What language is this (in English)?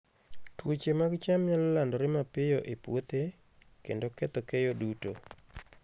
Luo (Kenya and Tanzania)